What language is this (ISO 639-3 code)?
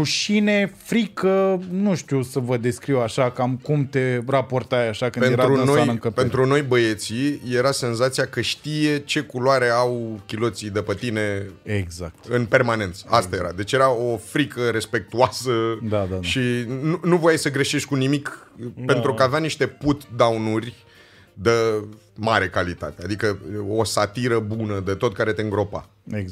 ron